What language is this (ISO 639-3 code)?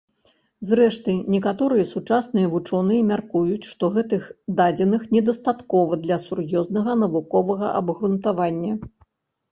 bel